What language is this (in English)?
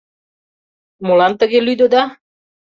Mari